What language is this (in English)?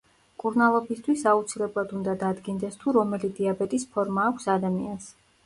Georgian